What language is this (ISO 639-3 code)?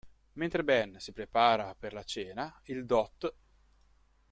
ita